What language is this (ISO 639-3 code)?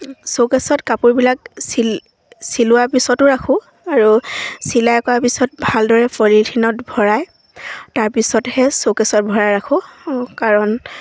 asm